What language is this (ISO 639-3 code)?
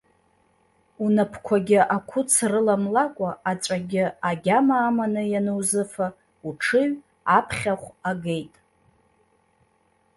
abk